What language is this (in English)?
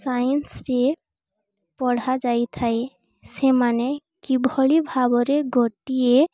Odia